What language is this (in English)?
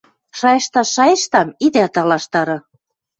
Western Mari